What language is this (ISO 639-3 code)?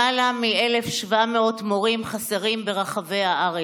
heb